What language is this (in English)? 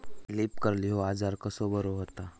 Marathi